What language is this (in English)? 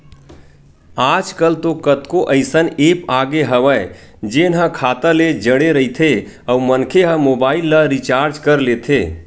Chhattisgarhi